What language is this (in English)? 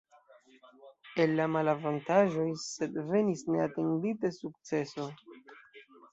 Esperanto